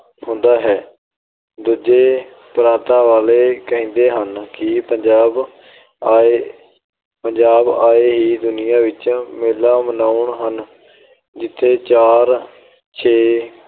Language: Punjabi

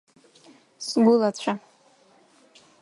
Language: Abkhazian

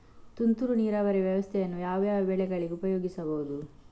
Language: Kannada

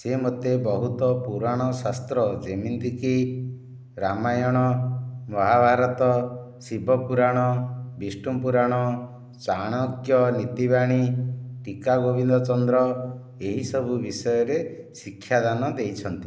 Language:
Odia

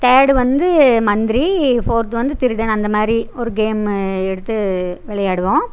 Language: Tamil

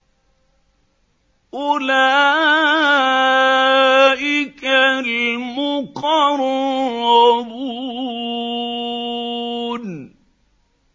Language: Arabic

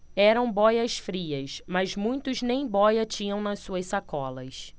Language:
Portuguese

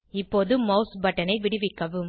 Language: Tamil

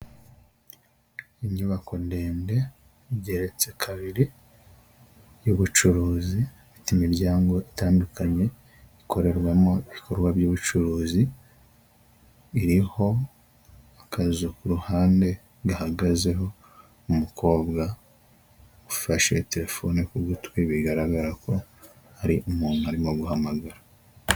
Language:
Kinyarwanda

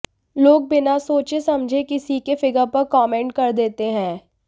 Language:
Hindi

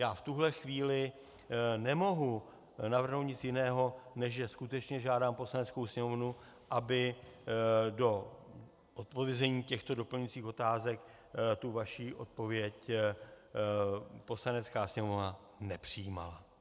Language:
Czech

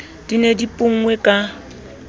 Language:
Southern Sotho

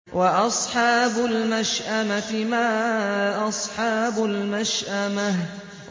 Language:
Arabic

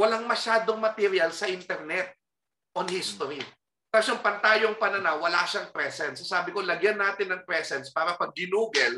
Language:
Filipino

